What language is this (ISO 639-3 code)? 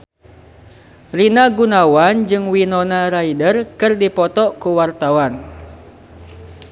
sun